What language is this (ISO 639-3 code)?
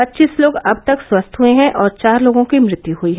hin